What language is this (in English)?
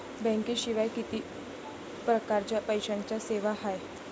Marathi